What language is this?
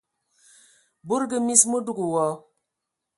Ewondo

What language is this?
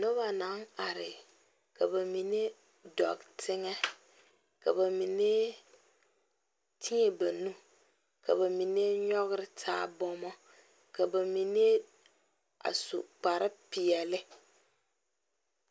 Southern Dagaare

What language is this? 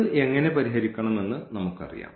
Malayalam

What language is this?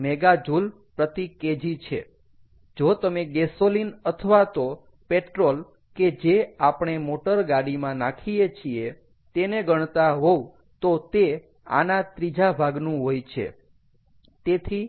Gujarati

